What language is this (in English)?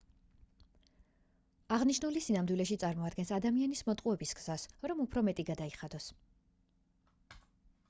Georgian